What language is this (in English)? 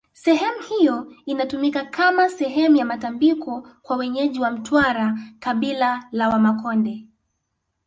Swahili